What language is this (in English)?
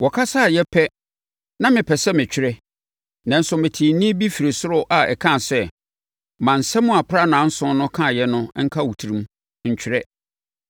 Akan